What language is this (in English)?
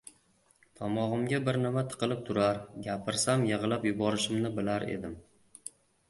Uzbek